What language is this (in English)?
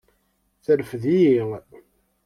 Kabyle